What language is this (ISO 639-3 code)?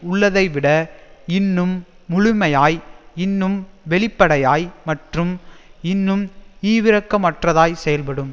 tam